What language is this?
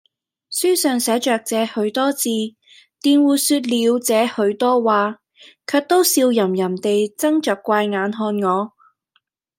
Cantonese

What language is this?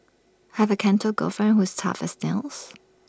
English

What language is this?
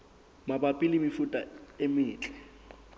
Southern Sotho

